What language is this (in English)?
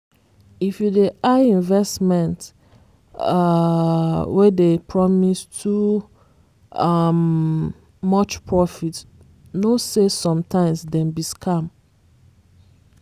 Nigerian Pidgin